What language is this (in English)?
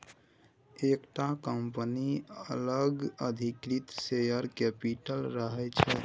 Maithili